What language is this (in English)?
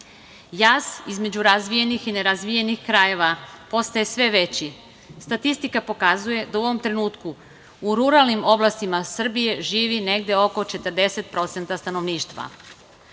Serbian